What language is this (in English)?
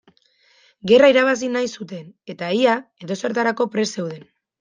Basque